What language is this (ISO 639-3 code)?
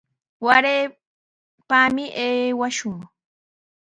qws